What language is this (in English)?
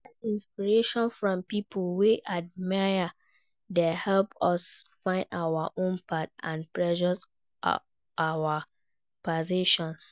Nigerian Pidgin